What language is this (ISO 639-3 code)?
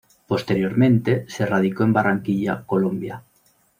spa